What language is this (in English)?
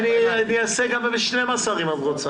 Hebrew